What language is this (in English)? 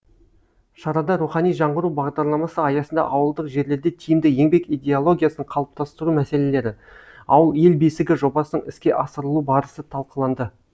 Kazakh